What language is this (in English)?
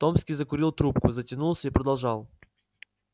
Russian